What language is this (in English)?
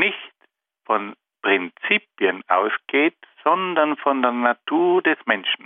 German